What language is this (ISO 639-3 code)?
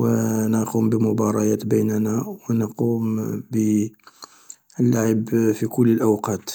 arq